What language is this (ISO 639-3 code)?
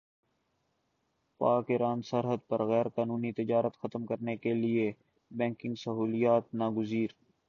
urd